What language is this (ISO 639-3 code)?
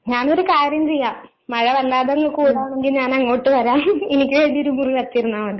mal